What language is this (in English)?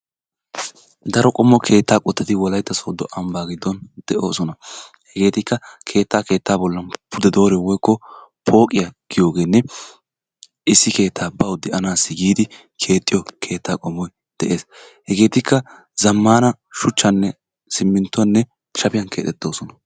Wolaytta